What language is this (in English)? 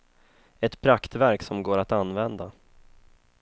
Swedish